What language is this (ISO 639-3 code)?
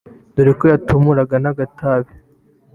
kin